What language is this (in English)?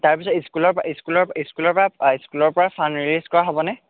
Assamese